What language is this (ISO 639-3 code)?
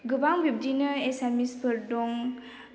brx